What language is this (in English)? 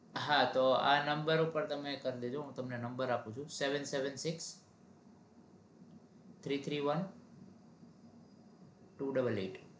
Gujarati